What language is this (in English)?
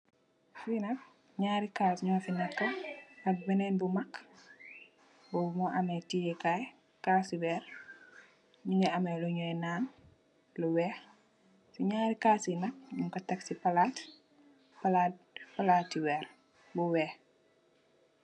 Wolof